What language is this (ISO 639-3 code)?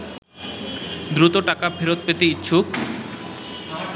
ben